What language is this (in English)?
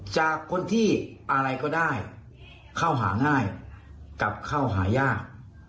Thai